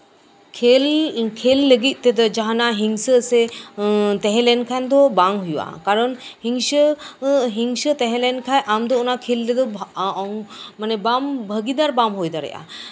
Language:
Santali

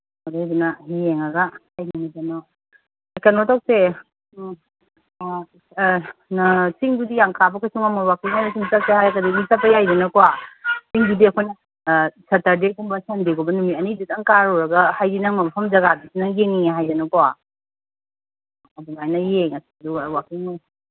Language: Manipuri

